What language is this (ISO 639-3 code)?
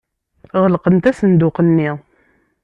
kab